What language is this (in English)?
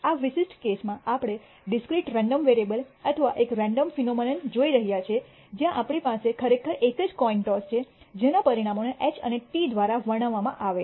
Gujarati